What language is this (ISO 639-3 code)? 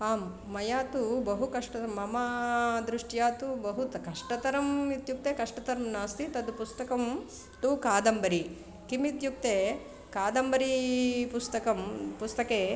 san